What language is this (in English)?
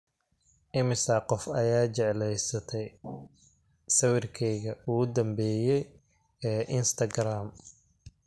Somali